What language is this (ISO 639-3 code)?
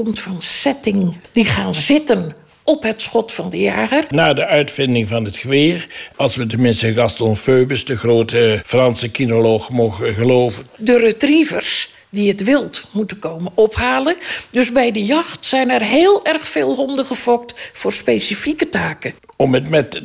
nld